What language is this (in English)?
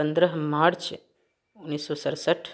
Maithili